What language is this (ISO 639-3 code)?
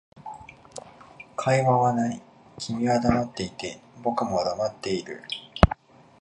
jpn